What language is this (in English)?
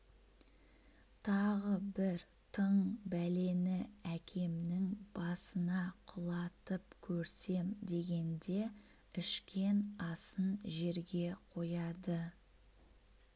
Kazakh